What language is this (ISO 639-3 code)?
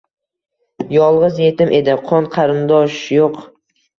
uzb